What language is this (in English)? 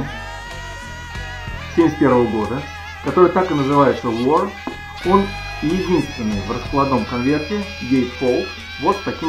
Russian